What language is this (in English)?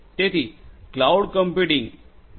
Gujarati